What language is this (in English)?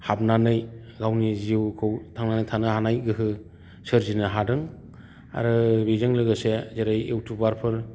Bodo